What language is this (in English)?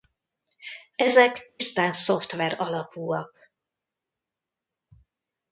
Hungarian